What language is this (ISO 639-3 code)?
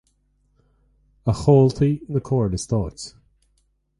gle